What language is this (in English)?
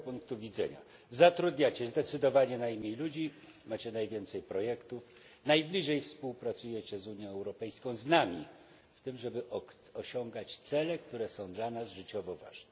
Polish